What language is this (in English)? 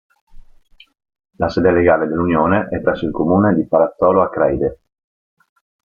Italian